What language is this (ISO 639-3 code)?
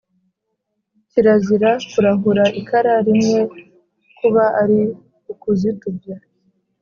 kin